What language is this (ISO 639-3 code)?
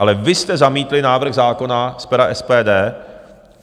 ces